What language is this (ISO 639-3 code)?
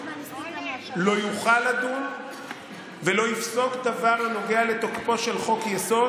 heb